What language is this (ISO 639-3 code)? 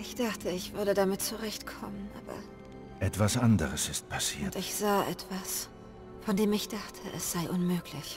deu